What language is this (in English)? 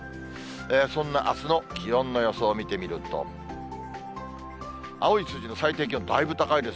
Japanese